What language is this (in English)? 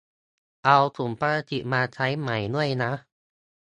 Thai